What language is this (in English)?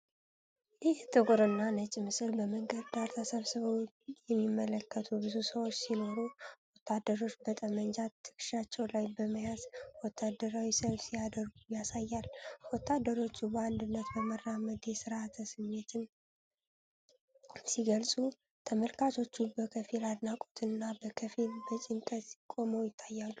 Amharic